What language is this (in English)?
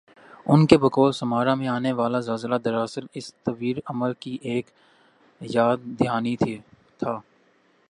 Urdu